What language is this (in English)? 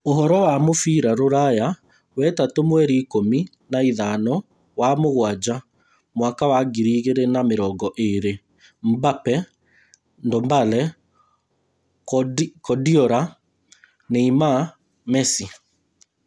Kikuyu